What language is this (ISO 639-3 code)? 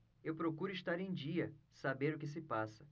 por